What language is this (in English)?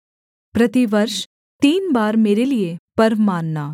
Hindi